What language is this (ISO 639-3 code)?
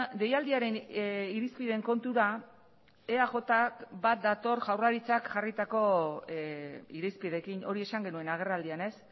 eus